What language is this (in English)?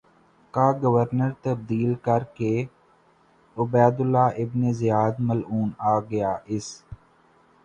Urdu